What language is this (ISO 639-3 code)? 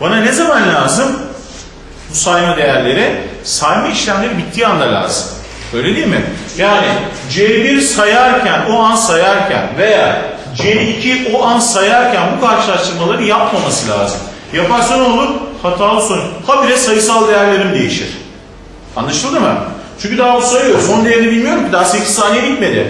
tur